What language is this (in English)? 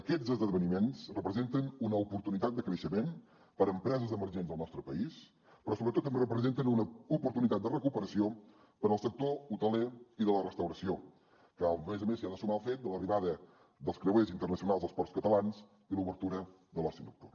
Catalan